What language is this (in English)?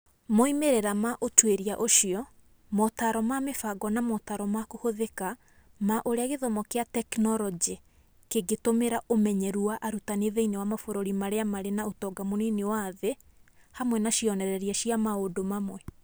Kikuyu